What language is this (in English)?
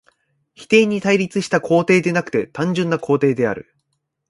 Japanese